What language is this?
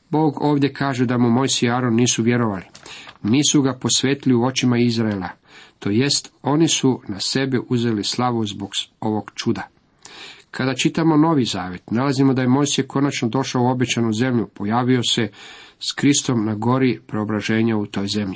Croatian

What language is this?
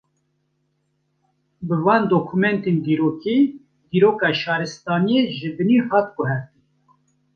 Kurdish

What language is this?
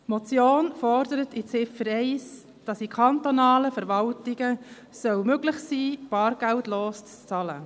Swiss German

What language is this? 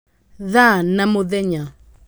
Kikuyu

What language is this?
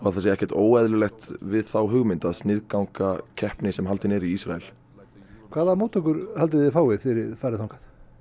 Icelandic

